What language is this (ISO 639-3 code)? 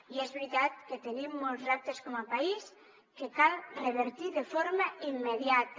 cat